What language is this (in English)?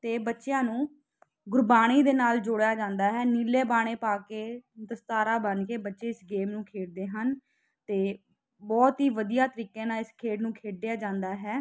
Punjabi